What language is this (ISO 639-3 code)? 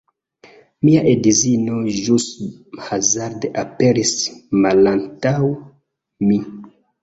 epo